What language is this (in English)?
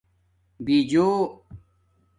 Domaaki